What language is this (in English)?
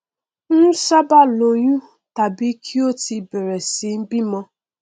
Yoruba